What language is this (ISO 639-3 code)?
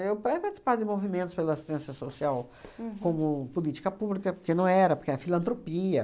por